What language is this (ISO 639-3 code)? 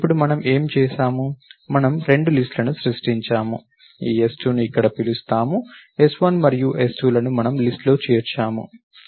tel